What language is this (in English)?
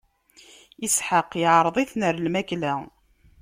Kabyle